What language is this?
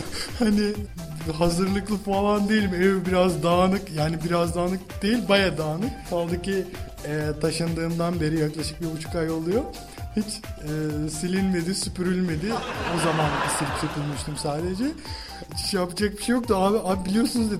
Turkish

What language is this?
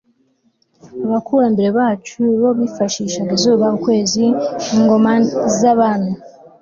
Kinyarwanda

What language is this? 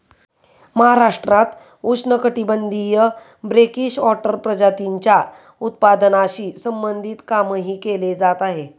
Marathi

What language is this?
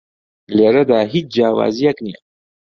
Central Kurdish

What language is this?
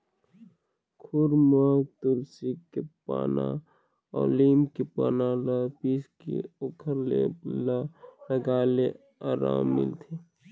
Chhattisgarhi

